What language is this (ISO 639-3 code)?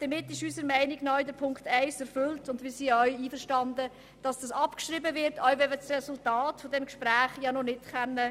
gsw